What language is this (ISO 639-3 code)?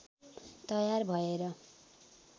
nep